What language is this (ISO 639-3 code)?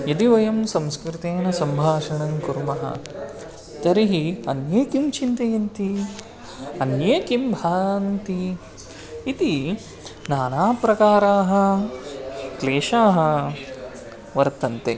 san